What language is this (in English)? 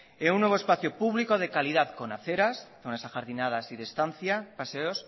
Spanish